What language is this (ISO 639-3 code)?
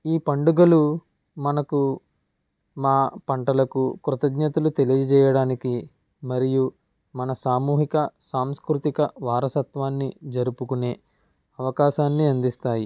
tel